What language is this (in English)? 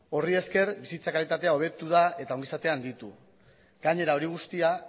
Basque